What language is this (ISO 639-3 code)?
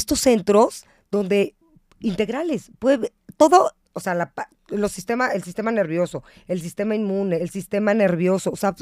spa